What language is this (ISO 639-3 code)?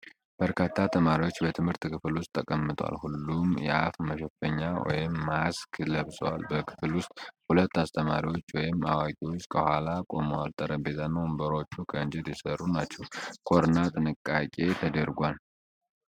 amh